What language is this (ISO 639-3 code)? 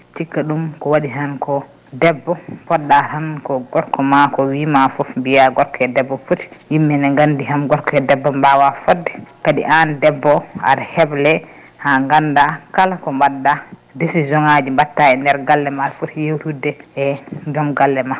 ful